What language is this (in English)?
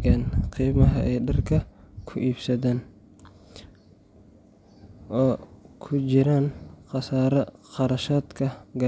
Somali